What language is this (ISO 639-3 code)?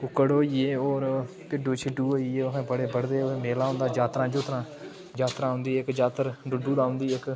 doi